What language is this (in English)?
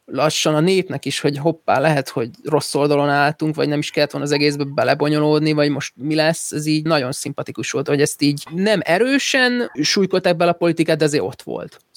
Hungarian